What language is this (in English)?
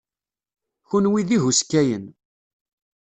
Kabyle